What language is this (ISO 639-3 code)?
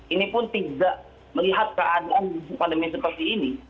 ind